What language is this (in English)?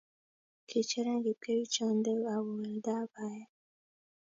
Kalenjin